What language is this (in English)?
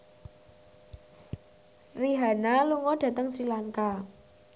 Javanese